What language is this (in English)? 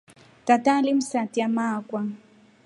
Rombo